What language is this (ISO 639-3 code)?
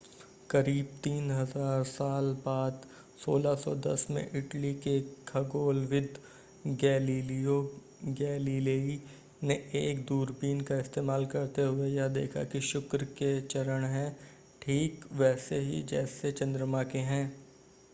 hin